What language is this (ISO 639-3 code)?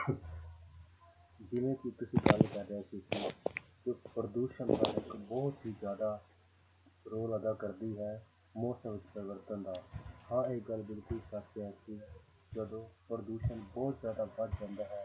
pan